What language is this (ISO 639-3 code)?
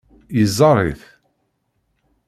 kab